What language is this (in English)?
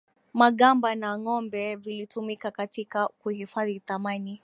Swahili